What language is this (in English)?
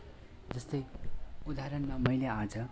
Nepali